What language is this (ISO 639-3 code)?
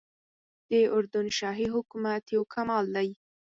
pus